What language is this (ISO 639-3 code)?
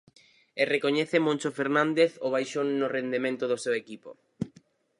glg